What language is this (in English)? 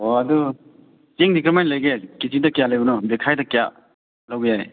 Manipuri